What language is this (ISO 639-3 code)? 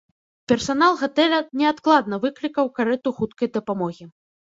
bel